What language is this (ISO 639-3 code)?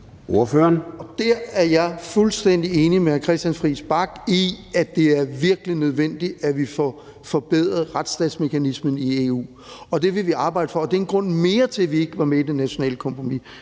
dan